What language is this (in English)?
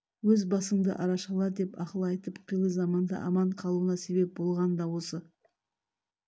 Kazakh